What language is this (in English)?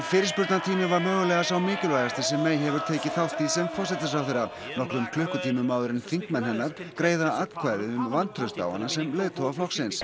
Icelandic